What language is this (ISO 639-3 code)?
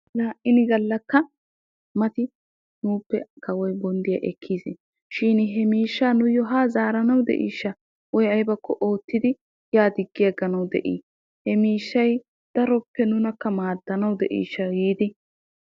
wal